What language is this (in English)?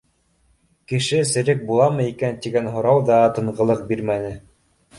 Bashkir